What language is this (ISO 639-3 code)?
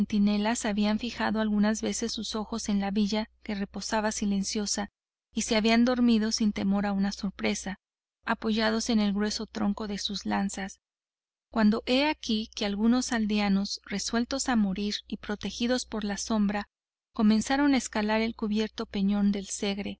spa